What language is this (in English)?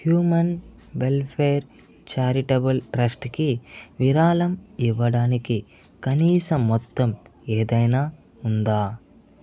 Telugu